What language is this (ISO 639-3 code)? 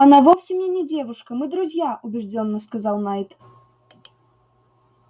rus